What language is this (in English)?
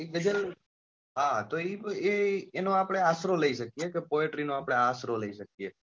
Gujarati